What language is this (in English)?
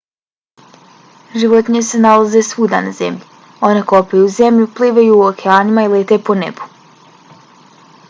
Bosnian